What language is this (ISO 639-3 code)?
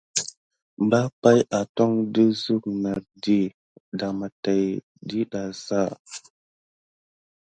gid